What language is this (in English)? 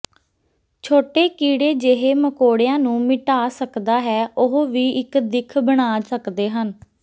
Punjabi